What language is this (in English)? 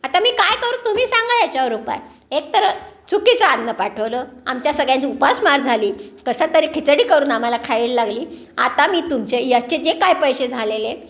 Marathi